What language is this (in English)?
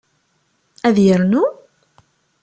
Kabyle